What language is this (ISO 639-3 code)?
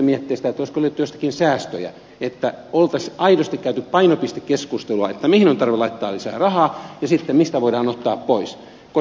fin